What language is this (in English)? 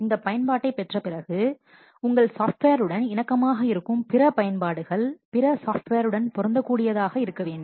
Tamil